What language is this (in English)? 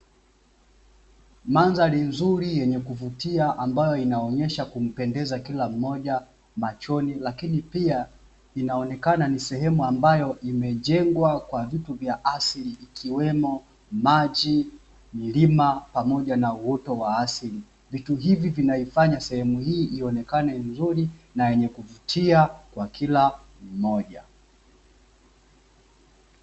Swahili